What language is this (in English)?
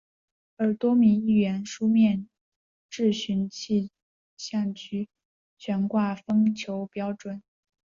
Chinese